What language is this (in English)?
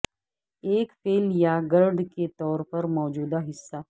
Urdu